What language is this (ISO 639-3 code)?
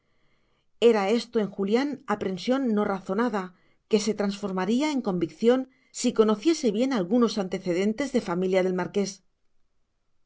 spa